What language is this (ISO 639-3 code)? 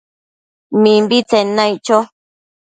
mcf